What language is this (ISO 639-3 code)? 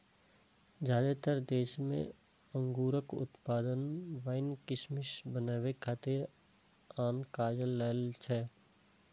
mai